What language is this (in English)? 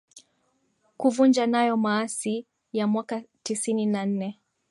Swahili